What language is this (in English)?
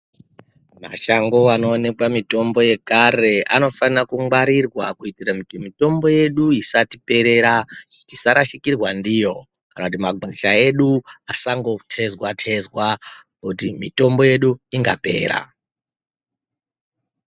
Ndau